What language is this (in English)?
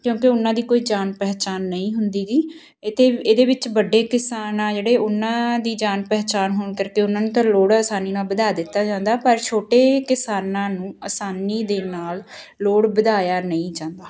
Punjabi